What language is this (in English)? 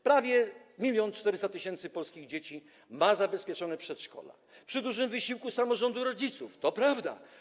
Polish